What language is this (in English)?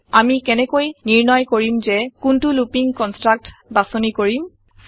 Assamese